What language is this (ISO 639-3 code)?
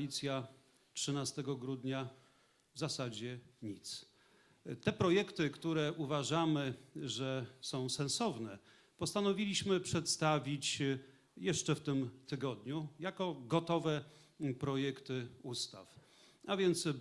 pol